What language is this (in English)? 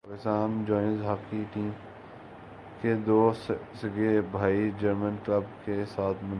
Urdu